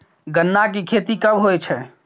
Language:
Maithili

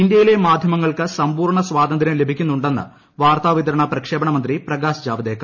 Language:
Malayalam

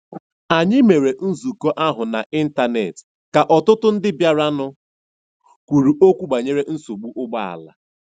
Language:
Igbo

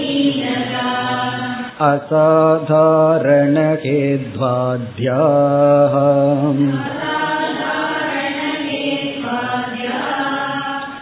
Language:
Tamil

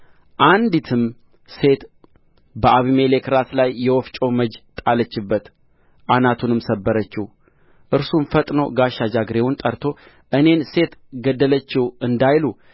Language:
Amharic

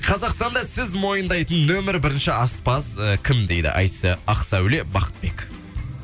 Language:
Kazakh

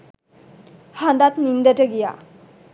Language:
Sinhala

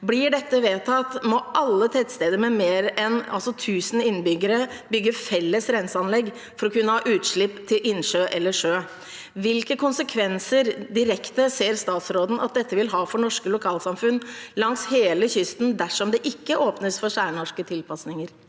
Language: Norwegian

